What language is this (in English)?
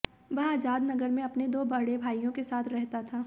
Hindi